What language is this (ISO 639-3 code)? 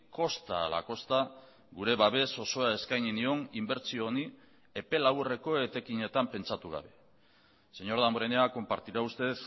eus